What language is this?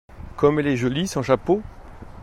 French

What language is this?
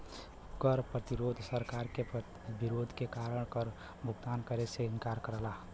Bhojpuri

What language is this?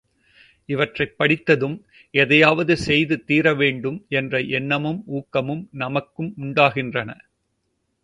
Tamil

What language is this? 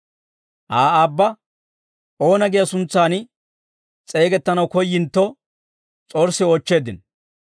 Dawro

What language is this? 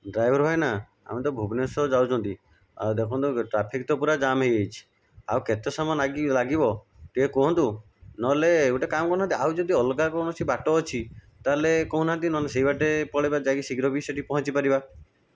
Odia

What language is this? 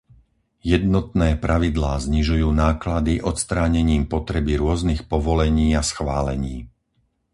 Slovak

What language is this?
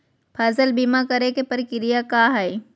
Magahi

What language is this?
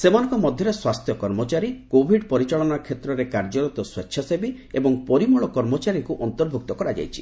Odia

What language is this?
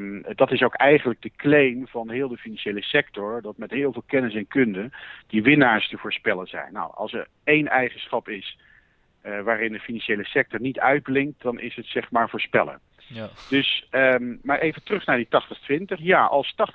Dutch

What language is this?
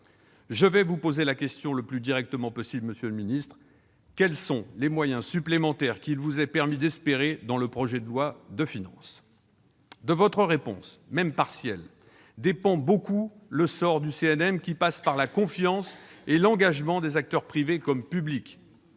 French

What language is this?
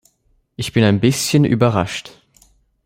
German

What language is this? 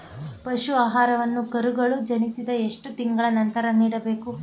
Kannada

